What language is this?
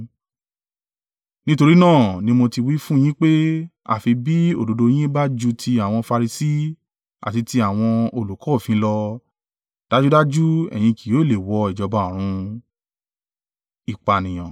Yoruba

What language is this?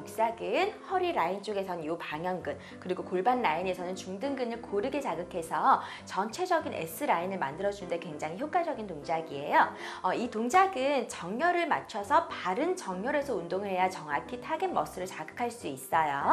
Korean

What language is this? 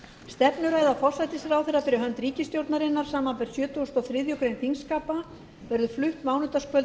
Icelandic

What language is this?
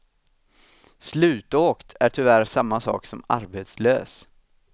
Swedish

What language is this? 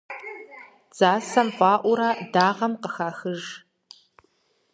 Kabardian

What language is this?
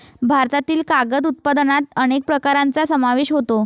Marathi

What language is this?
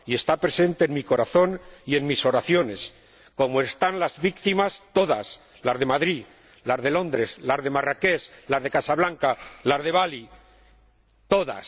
Spanish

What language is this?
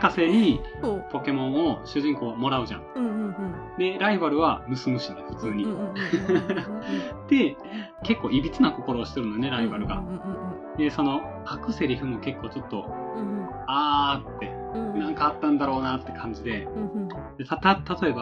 Japanese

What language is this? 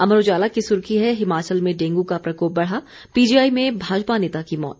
Hindi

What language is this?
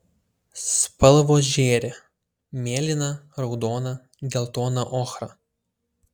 Lithuanian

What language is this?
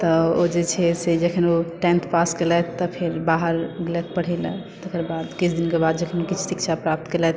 Maithili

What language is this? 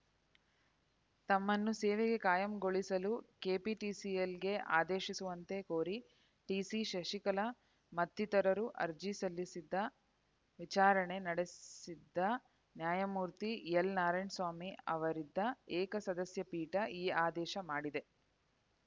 Kannada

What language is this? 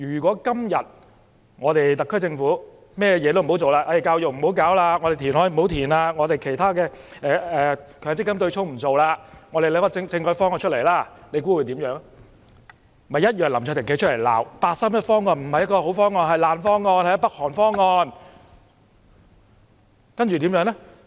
Cantonese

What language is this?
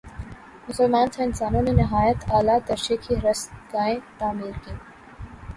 Urdu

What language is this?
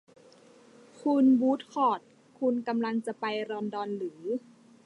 Thai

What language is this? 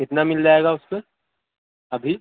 Urdu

